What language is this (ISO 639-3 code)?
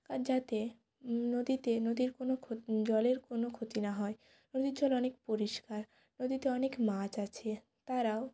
ben